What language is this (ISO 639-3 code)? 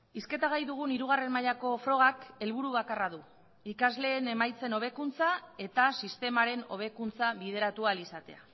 eus